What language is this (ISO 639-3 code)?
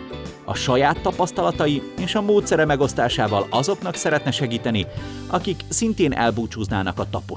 hun